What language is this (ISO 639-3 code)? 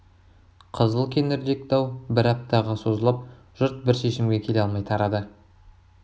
kaz